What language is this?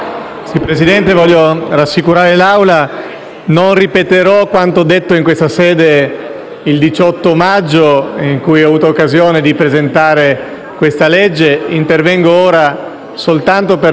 Italian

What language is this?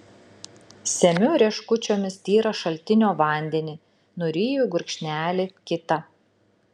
Lithuanian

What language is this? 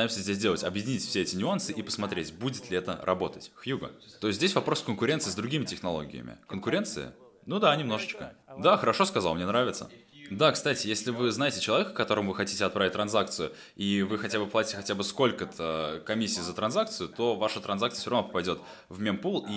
Russian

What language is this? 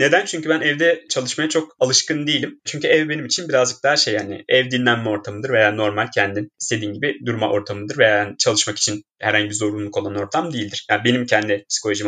Turkish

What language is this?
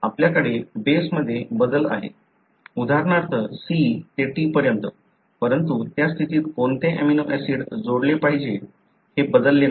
Marathi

